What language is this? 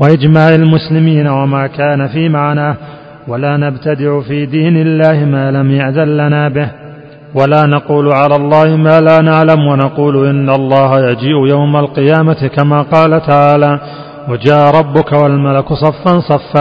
Arabic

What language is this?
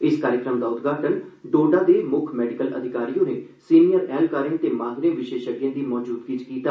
Dogri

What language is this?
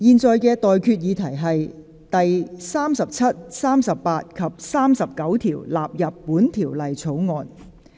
Cantonese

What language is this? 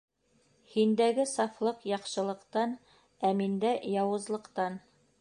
Bashkir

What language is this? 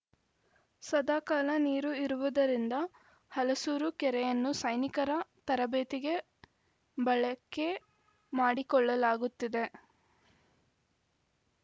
Kannada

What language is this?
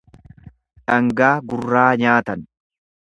Oromo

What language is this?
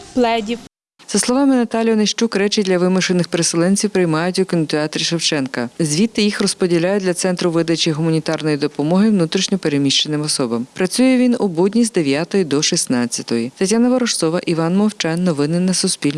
Ukrainian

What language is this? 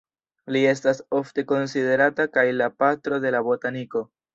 Esperanto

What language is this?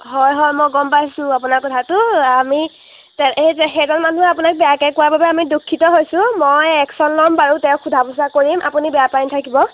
Assamese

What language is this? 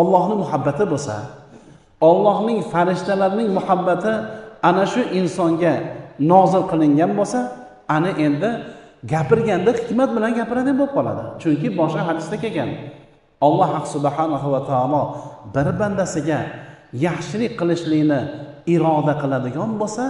Turkish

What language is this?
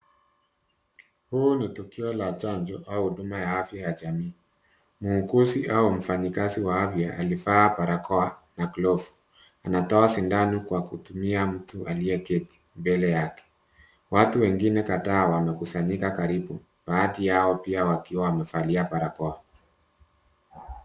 Swahili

